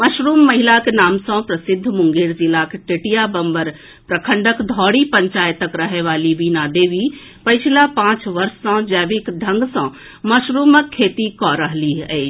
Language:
Maithili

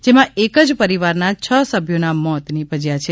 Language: Gujarati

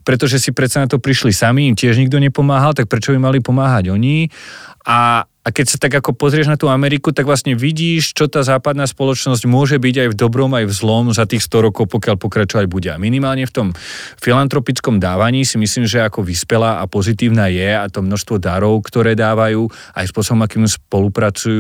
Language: Slovak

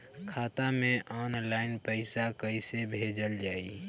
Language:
Bhojpuri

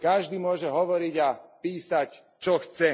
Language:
Slovak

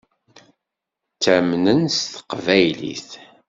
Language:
Kabyle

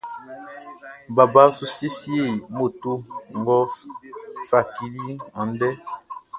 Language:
Baoulé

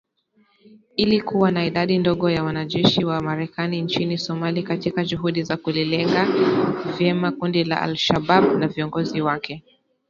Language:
Swahili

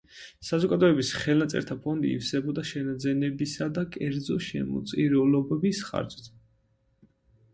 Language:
Georgian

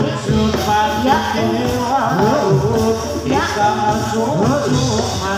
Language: Thai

